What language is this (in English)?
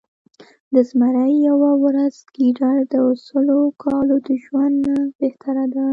Pashto